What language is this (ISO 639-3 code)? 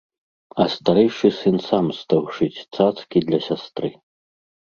bel